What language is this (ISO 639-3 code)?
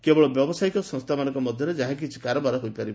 ori